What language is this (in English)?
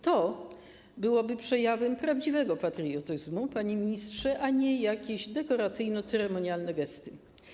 Polish